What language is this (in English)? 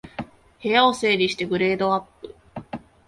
Japanese